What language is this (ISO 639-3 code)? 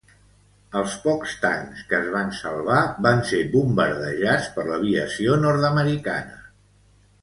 cat